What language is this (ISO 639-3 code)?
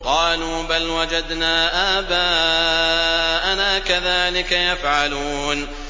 ara